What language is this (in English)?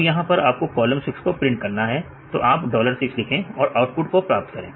Hindi